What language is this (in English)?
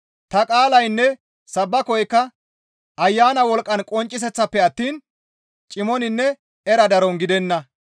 Gamo